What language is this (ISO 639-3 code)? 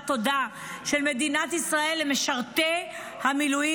heb